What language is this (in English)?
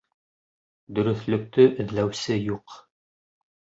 Bashkir